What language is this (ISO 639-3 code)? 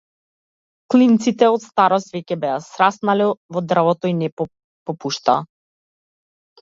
mkd